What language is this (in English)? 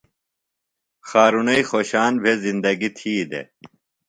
Phalura